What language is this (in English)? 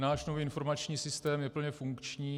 Czech